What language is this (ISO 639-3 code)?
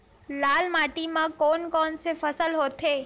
hne